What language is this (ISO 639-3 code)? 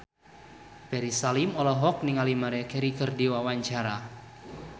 sun